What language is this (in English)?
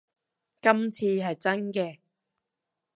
Cantonese